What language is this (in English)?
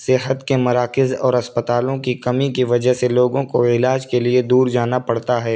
Urdu